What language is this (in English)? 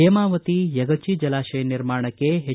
Kannada